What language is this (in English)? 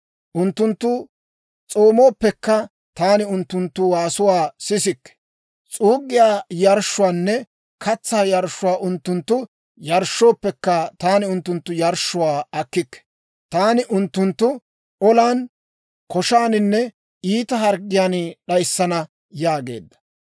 Dawro